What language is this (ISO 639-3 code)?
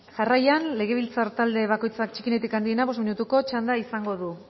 eus